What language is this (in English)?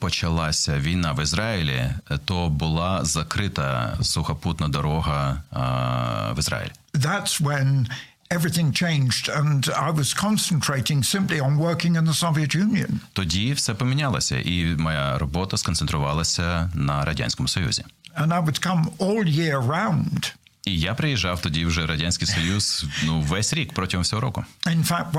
Ukrainian